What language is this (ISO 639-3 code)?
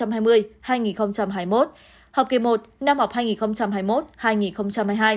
vie